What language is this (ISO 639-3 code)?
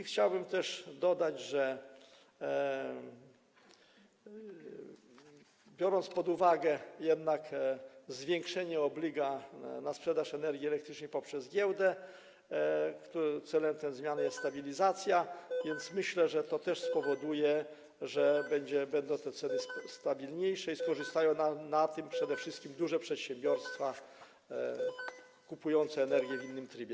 pol